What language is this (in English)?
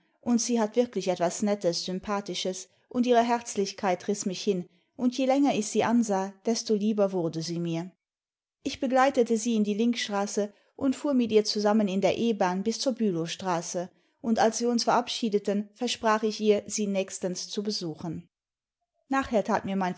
German